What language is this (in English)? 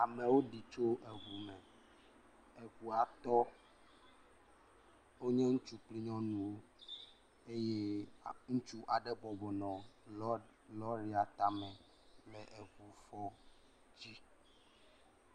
Ewe